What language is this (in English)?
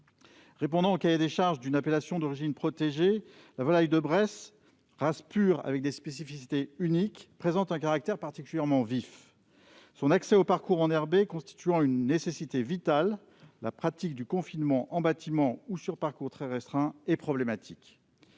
French